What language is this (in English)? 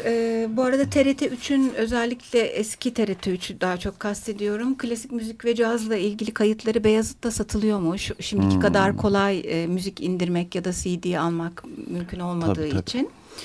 Turkish